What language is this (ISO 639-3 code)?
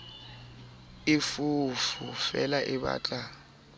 sot